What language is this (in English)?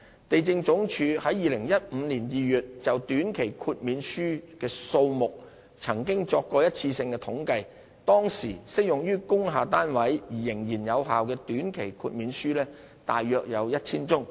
Cantonese